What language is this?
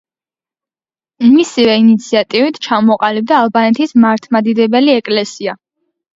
Georgian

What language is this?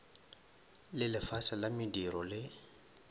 Northern Sotho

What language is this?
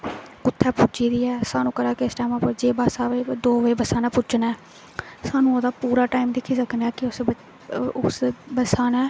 Dogri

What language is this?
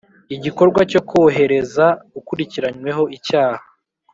Kinyarwanda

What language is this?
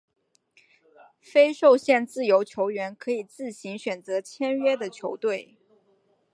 Chinese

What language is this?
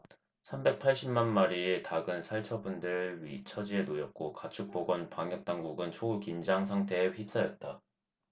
Korean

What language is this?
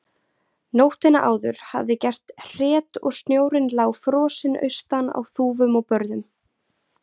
Icelandic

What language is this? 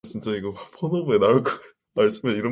Korean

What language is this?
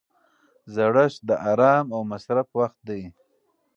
Pashto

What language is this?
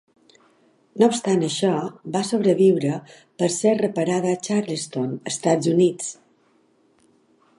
Catalan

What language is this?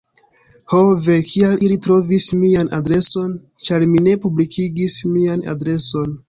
Esperanto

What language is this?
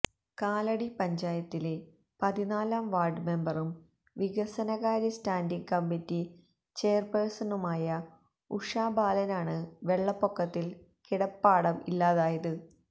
Malayalam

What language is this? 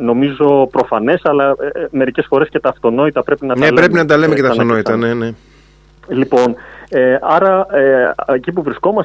Greek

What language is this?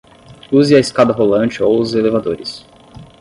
Portuguese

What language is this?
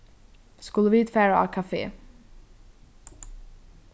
Faroese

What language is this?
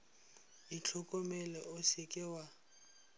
Northern Sotho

